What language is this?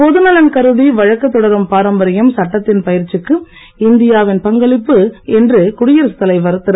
Tamil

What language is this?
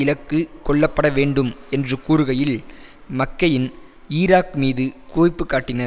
Tamil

